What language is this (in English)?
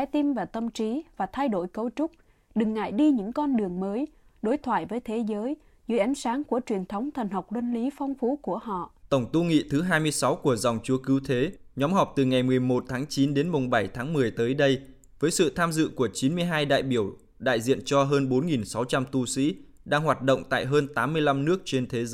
Vietnamese